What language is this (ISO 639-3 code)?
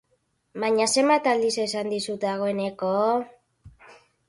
eus